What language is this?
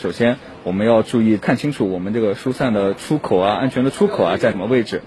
Chinese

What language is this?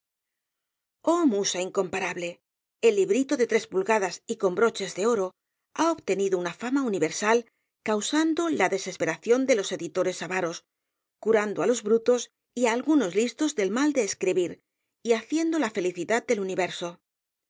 Spanish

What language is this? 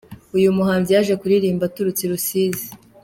Kinyarwanda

